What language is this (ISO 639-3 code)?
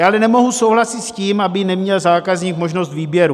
ces